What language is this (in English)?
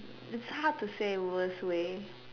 English